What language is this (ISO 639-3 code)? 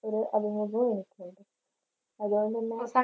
mal